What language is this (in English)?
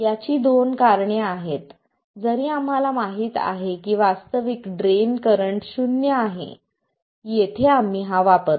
Marathi